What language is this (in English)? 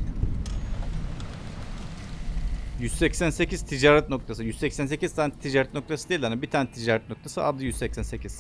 Turkish